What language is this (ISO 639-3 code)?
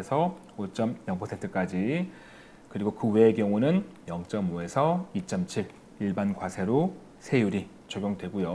kor